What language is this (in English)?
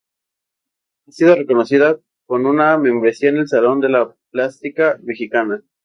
Spanish